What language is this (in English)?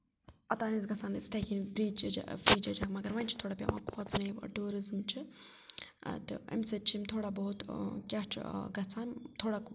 Kashmiri